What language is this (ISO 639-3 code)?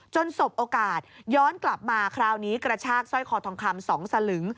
tha